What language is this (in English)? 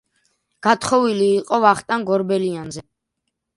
Georgian